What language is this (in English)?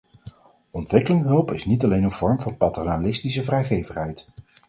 Dutch